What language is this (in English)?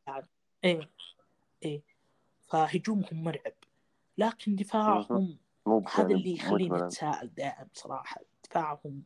Arabic